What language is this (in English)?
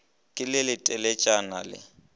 Northern Sotho